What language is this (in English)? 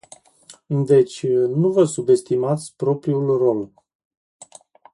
Romanian